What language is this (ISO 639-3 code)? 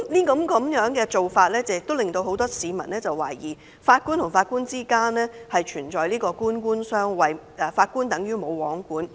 yue